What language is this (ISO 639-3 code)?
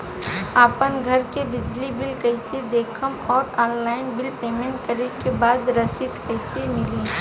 bho